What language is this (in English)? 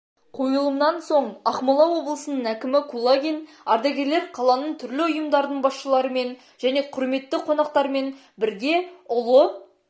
Kazakh